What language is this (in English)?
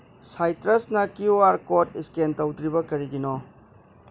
Manipuri